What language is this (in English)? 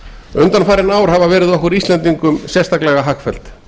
Icelandic